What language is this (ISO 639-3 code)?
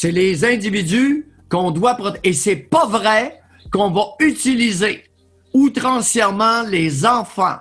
fra